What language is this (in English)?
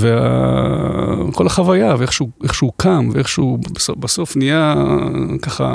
Hebrew